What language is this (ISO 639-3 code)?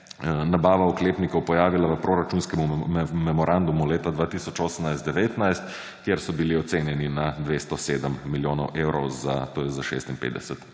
slv